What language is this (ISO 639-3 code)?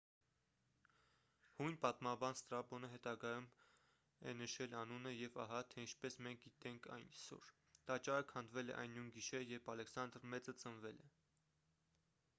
hye